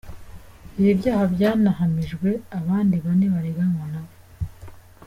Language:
Kinyarwanda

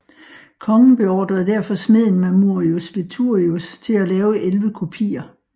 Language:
Danish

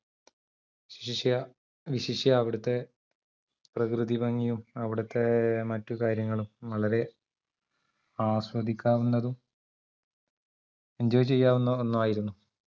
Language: Malayalam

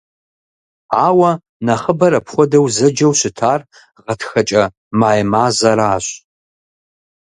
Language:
Kabardian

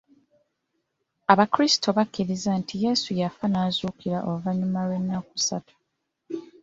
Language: Ganda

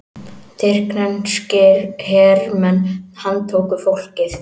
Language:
Icelandic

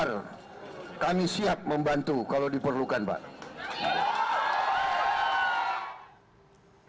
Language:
Indonesian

